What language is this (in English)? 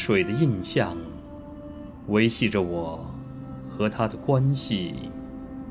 Chinese